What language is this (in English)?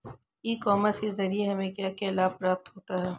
Hindi